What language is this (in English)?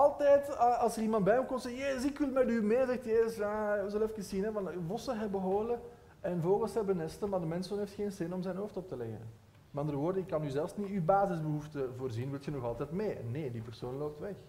Dutch